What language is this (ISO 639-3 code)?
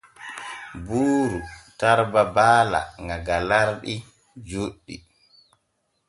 fue